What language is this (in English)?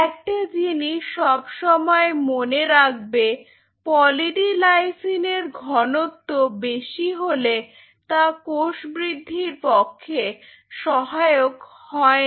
Bangla